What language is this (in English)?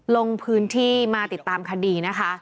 Thai